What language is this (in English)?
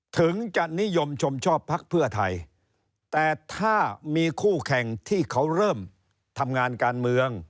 Thai